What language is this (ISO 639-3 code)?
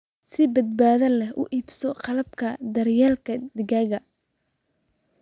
som